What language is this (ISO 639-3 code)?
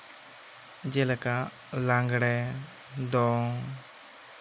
sat